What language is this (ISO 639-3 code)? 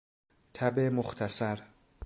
fas